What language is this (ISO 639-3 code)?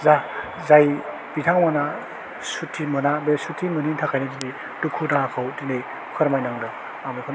brx